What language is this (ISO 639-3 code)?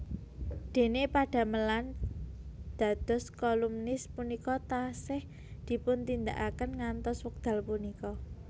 jav